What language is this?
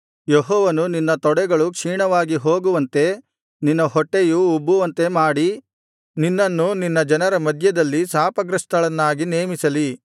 Kannada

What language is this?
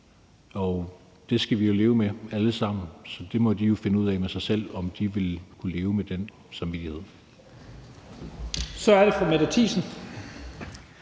Danish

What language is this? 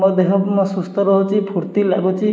Odia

